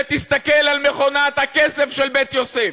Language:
Hebrew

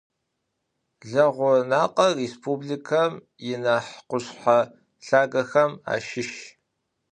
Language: Adyghe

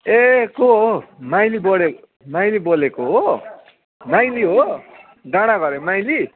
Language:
Nepali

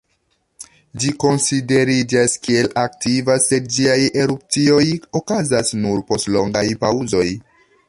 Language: Esperanto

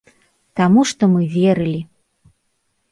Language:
Belarusian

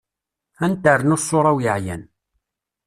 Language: Kabyle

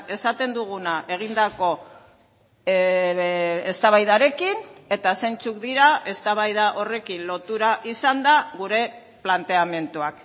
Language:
Basque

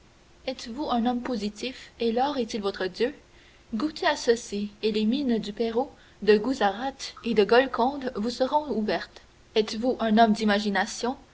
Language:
French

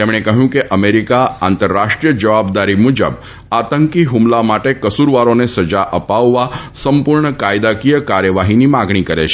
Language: Gujarati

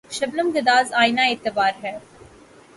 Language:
Urdu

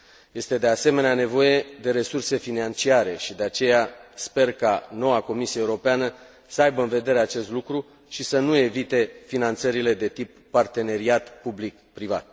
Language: Romanian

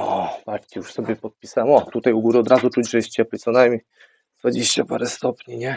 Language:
Polish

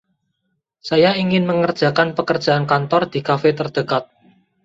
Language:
Indonesian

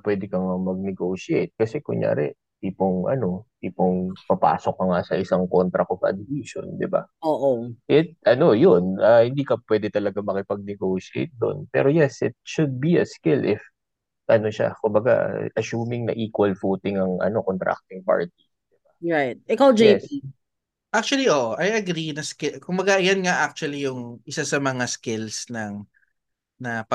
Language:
Filipino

